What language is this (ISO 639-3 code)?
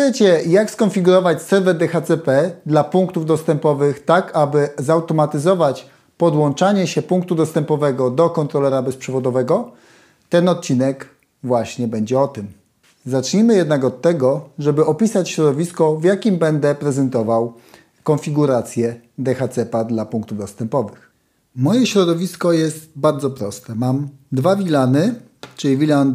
pol